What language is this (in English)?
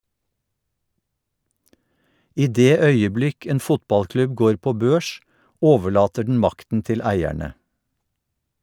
Norwegian